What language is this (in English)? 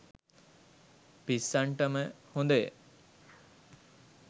Sinhala